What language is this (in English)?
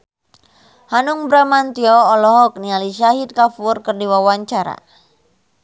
Sundanese